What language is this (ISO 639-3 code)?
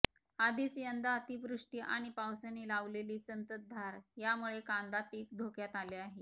mar